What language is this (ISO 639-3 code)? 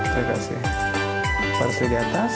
ind